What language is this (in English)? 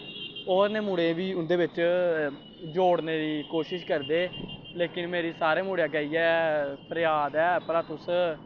Dogri